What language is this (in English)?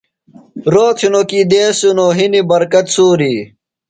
Phalura